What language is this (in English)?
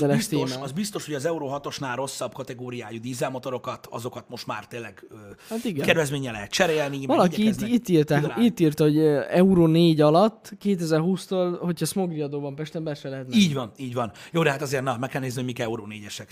Hungarian